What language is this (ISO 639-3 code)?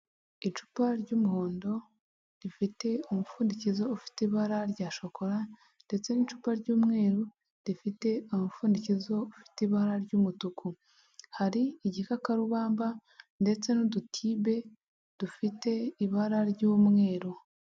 kin